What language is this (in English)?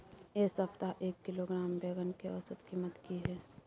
Maithili